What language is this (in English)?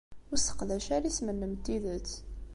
Kabyle